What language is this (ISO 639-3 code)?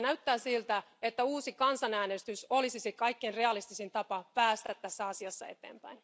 fin